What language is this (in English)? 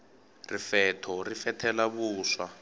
Tsonga